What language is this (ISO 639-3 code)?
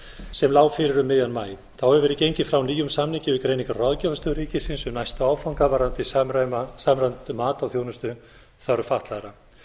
isl